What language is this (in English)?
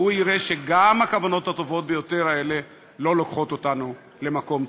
Hebrew